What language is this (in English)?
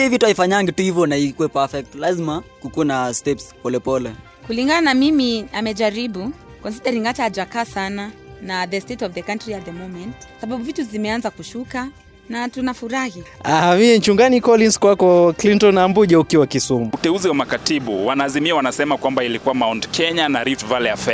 Swahili